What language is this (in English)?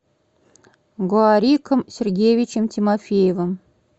Russian